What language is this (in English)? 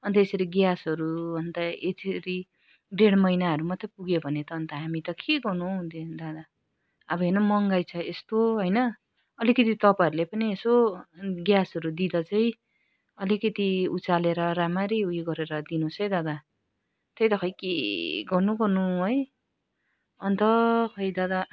Nepali